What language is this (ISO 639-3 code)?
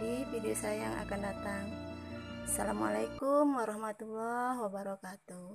ind